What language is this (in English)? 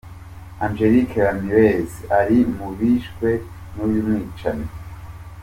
Kinyarwanda